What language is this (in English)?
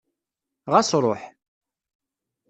Kabyle